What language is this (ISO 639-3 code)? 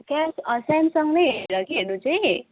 nep